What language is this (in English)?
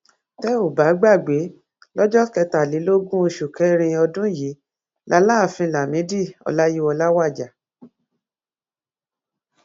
Yoruba